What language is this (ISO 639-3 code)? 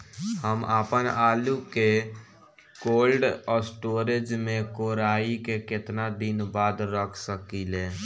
bho